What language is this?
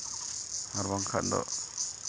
Santali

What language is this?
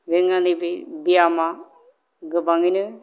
Bodo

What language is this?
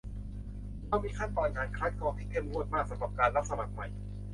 Thai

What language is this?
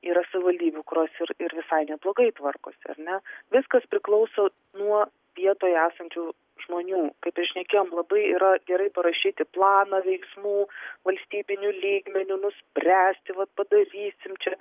Lithuanian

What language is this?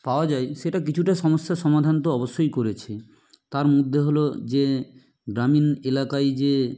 Bangla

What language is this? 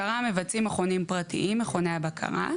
Hebrew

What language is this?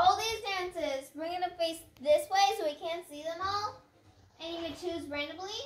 English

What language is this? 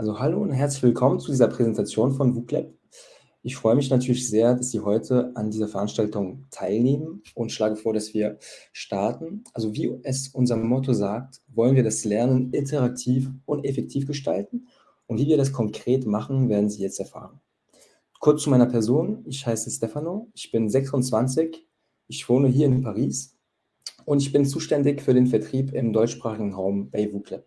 German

